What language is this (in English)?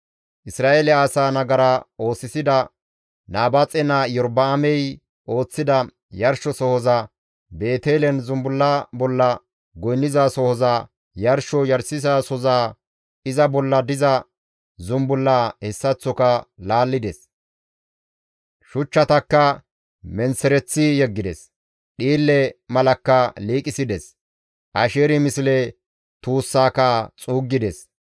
Gamo